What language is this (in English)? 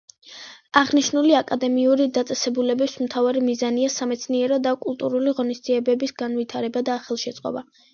Georgian